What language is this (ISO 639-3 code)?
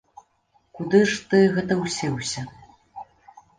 bel